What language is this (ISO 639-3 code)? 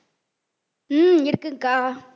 tam